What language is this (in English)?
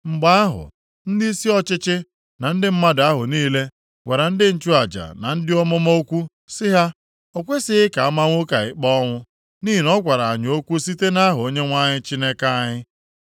Igbo